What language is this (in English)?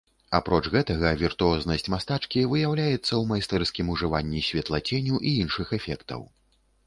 Belarusian